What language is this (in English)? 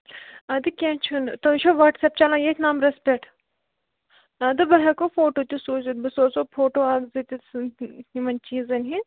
Kashmiri